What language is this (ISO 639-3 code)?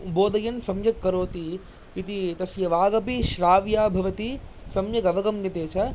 san